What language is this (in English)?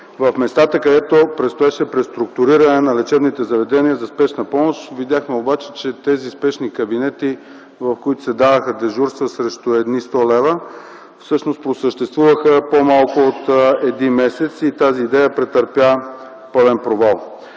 Bulgarian